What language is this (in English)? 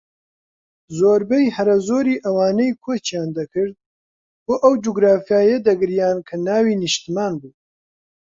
Central Kurdish